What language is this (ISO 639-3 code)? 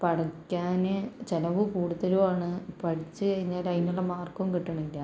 mal